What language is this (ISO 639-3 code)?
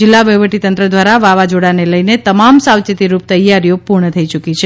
guj